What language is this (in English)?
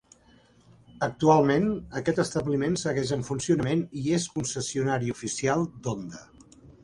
Catalan